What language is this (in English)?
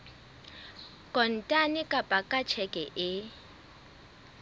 Southern Sotho